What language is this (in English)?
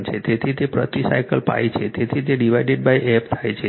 Gujarati